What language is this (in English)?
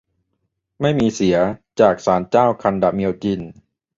Thai